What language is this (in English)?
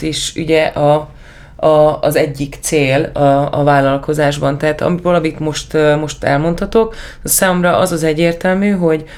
Hungarian